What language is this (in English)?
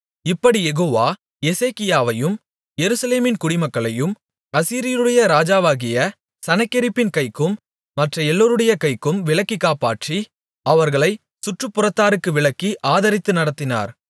Tamil